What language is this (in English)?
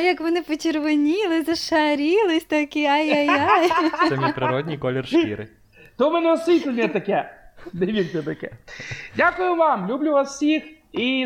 Ukrainian